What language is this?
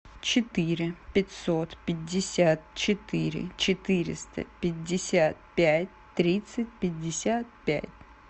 Russian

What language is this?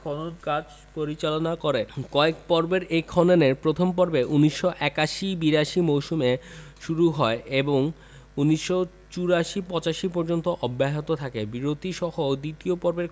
Bangla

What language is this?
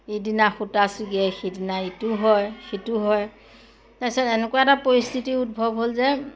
Assamese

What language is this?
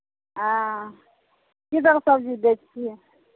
Maithili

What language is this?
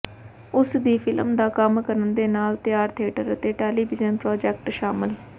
Punjabi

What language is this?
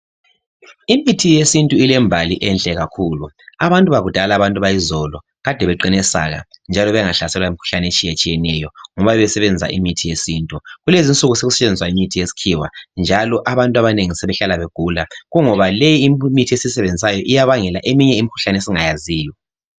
North Ndebele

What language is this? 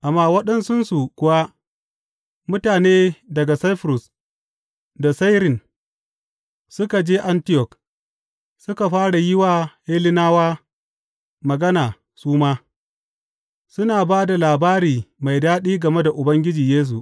Hausa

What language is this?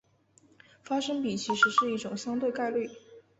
Chinese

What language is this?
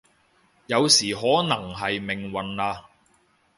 Cantonese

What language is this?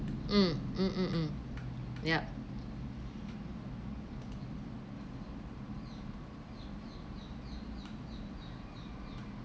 English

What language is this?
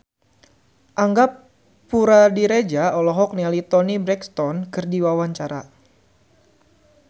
Sundanese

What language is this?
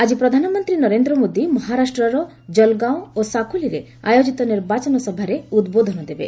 Odia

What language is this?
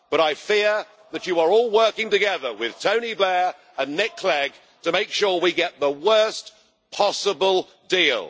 English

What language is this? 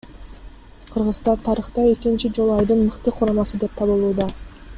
Kyrgyz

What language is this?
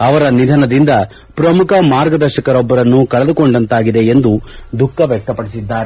Kannada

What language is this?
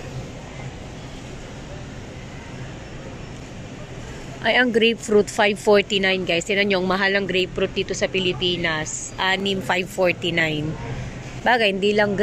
Filipino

